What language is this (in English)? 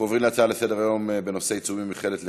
Hebrew